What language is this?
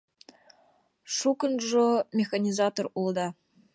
Mari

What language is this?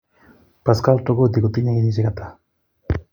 Kalenjin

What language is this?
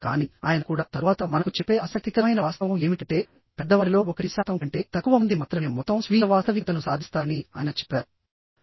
Telugu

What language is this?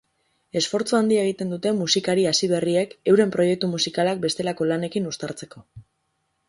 Basque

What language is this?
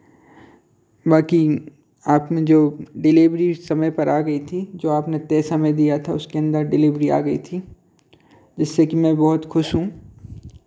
Hindi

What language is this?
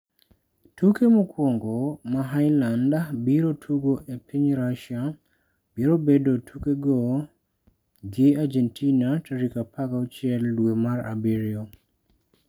Luo (Kenya and Tanzania)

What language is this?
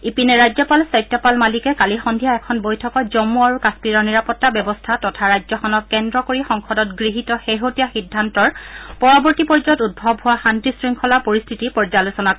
Assamese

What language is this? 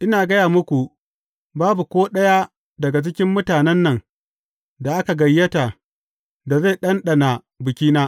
Hausa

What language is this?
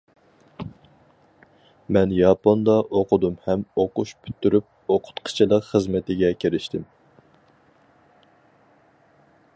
Uyghur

